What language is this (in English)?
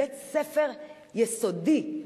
Hebrew